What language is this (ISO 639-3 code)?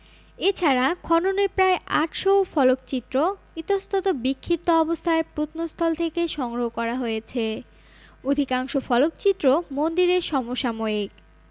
ben